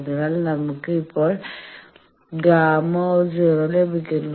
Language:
Malayalam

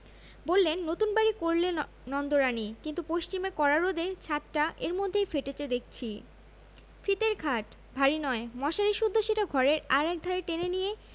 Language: Bangla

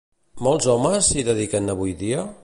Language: Catalan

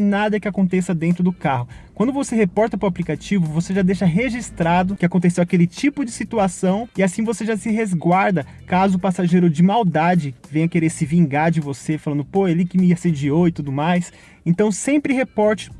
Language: Portuguese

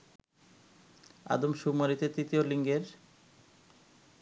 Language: Bangla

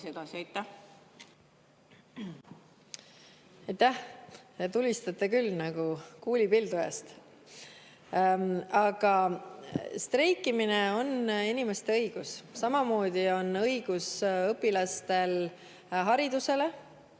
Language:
Estonian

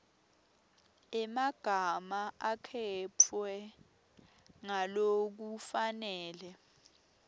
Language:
Swati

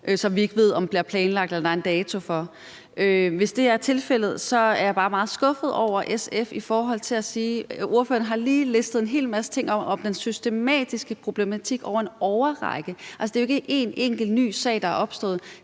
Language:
Danish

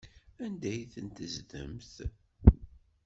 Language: Kabyle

